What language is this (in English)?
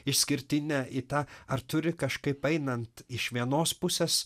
Lithuanian